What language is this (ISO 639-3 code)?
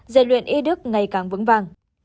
vie